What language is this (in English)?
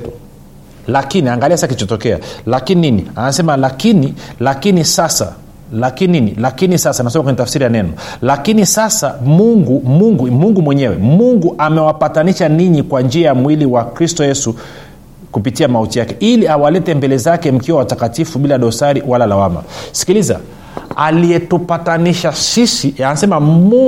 Swahili